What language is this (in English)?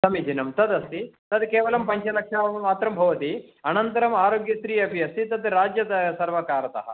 Sanskrit